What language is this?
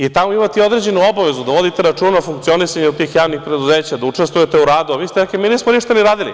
Serbian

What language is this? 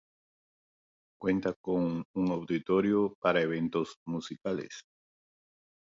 Spanish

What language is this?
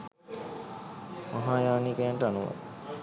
Sinhala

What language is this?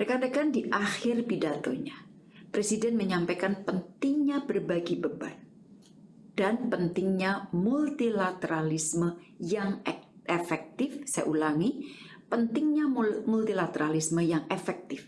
Indonesian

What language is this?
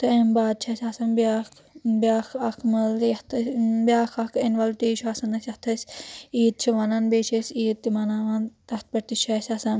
Kashmiri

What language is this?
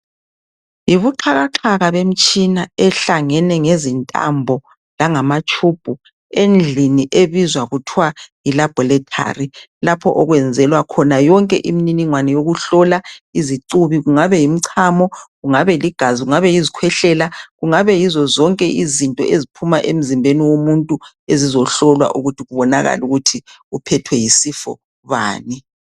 North Ndebele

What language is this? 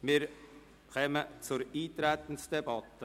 Swiss German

